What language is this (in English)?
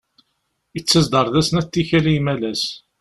Kabyle